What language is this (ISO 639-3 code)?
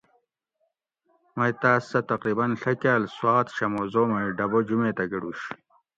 gwc